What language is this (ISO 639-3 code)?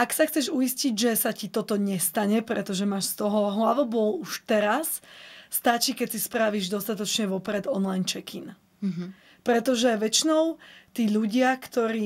slk